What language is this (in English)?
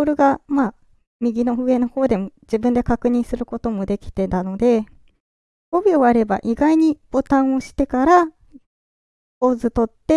Japanese